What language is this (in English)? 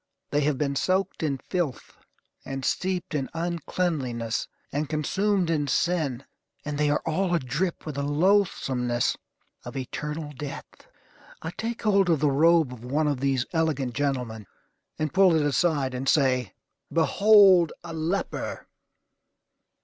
English